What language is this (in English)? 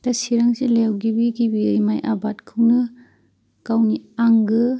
Bodo